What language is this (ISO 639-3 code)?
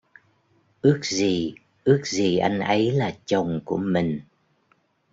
vie